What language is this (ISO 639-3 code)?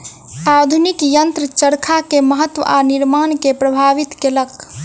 mai